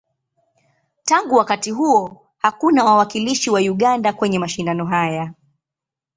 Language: Swahili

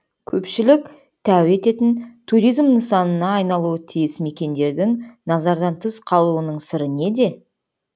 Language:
Kazakh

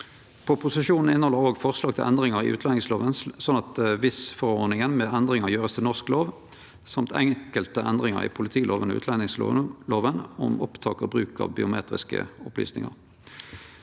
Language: Norwegian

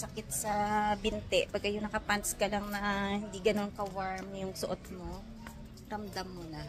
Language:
Filipino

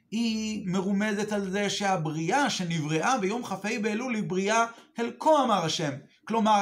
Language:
Hebrew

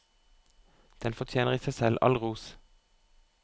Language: Norwegian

